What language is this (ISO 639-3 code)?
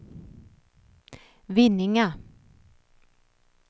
swe